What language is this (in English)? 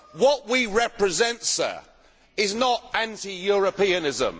English